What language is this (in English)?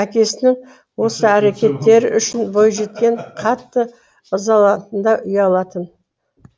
Kazakh